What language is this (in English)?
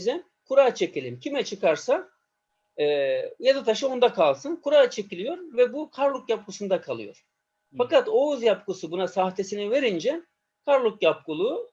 Turkish